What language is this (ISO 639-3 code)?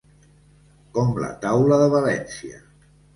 cat